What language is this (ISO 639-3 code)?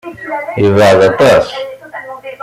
kab